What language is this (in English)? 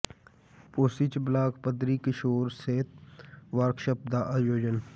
Punjabi